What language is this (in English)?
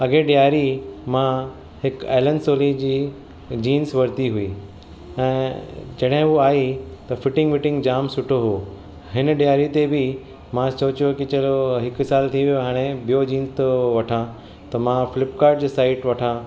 Sindhi